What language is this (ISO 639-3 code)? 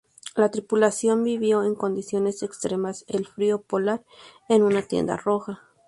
spa